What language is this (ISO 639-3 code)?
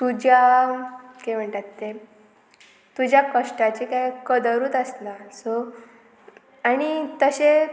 kok